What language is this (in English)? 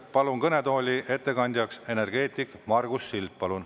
Estonian